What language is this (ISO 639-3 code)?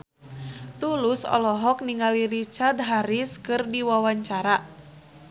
sun